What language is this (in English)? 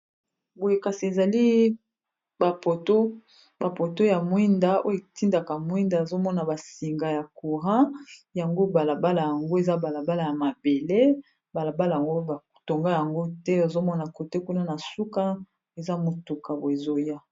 Lingala